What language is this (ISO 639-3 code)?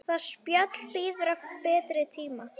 isl